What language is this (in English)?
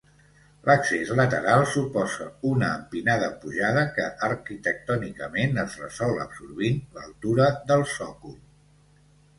Catalan